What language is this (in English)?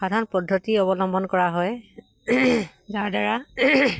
Assamese